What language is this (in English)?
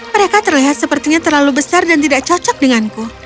Indonesian